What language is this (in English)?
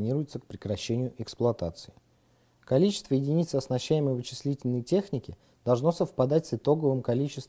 Russian